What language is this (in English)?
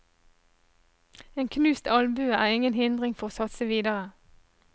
Norwegian